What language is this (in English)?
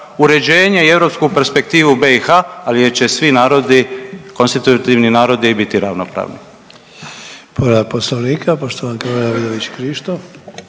Croatian